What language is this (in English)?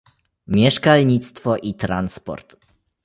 Polish